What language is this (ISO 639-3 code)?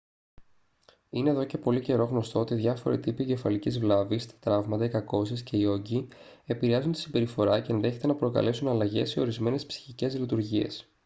ell